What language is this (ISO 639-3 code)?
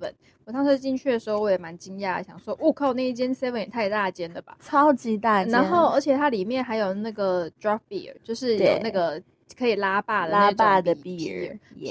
zho